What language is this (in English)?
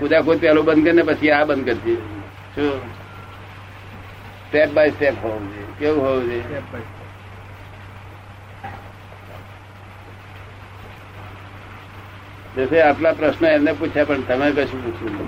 Gujarati